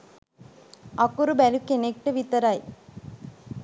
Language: Sinhala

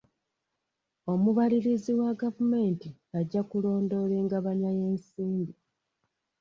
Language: Ganda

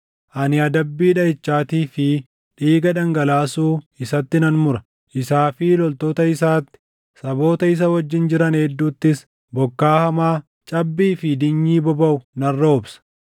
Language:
Oromo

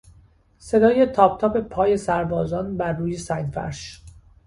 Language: Persian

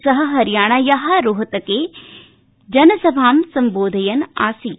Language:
Sanskrit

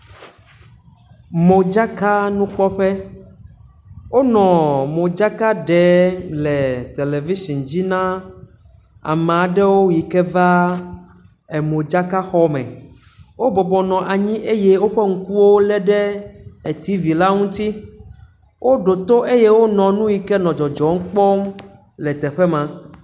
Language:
Ewe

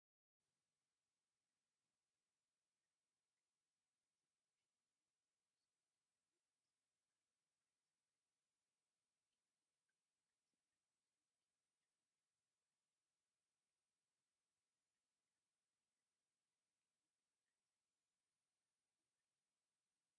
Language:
Tigrinya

